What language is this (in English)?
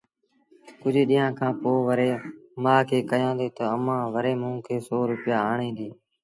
Sindhi Bhil